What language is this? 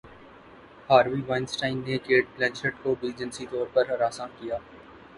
Urdu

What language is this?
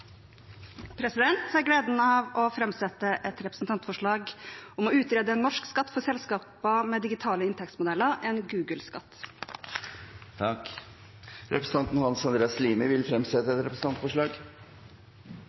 Norwegian Bokmål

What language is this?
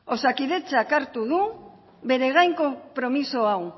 Basque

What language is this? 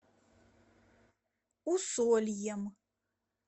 Russian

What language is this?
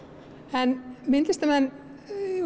Icelandic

